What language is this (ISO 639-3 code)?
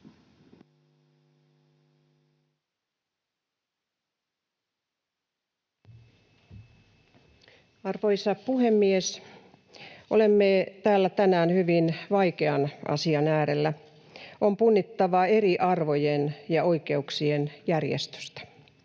fin